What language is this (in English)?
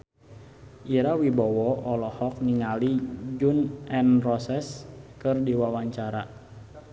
Sundanese